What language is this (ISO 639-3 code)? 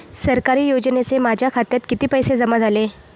mar